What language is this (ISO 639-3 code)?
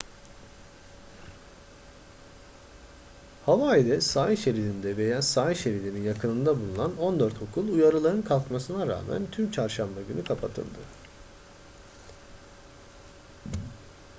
tur